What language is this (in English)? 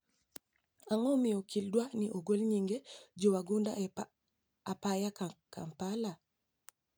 Luo (Kenya and Tanzania)